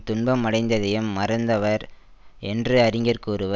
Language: Tamil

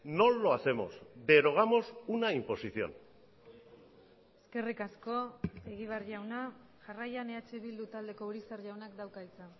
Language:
Basque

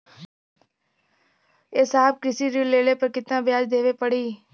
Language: Bhojpuri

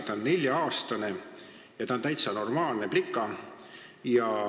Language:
Estonian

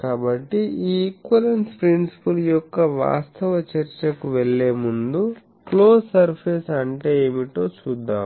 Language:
Telugu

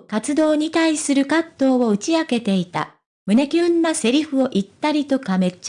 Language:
Japanese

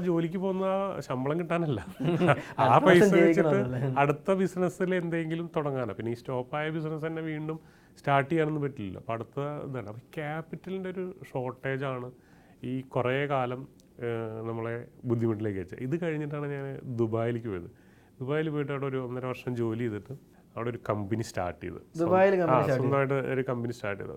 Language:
Malayalam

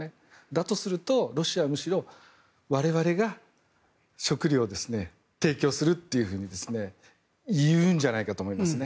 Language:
Japanese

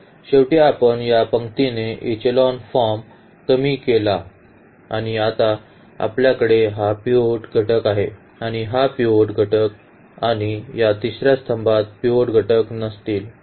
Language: Marathi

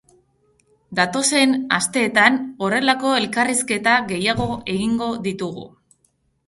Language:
Basque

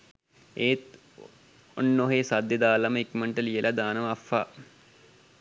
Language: Sinhala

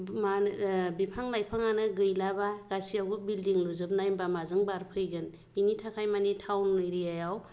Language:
Bodo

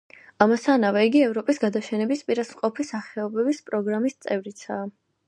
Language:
Georgian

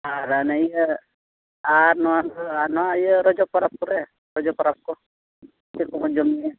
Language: Santali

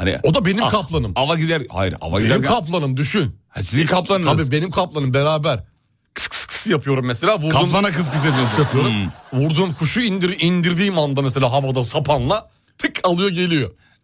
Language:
Turkish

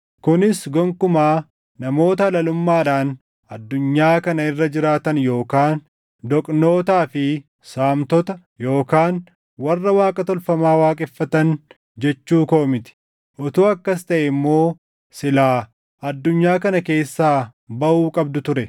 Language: Oromo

